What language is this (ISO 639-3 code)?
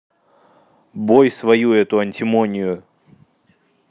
rus